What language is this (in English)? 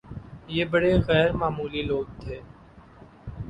Urdu